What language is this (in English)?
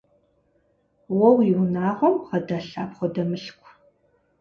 Kabardian